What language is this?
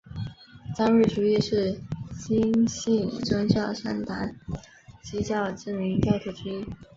Chinese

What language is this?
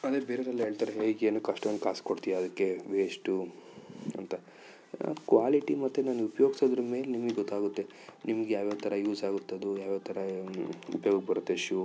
Kannada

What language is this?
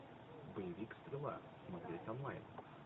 Russian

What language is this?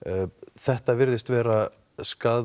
Icelandic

